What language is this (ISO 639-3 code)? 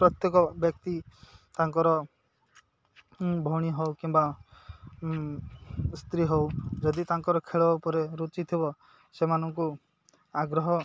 ori